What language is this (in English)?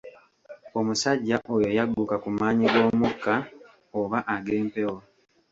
Ganda